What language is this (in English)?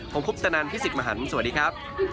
Thai